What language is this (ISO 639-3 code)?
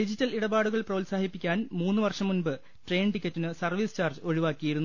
mal